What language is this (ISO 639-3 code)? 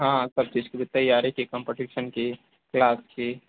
hin